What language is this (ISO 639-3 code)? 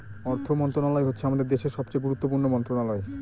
ben